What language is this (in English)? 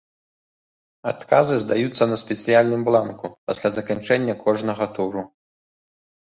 Belarusian